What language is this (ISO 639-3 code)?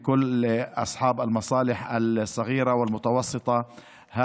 heb